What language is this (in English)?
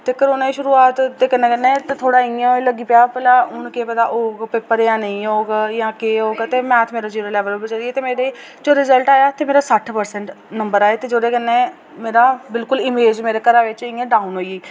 Dogri